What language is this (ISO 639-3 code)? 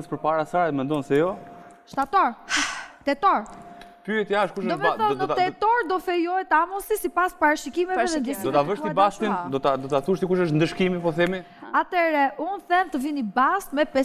ron